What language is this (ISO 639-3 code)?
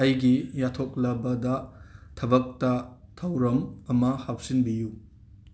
mni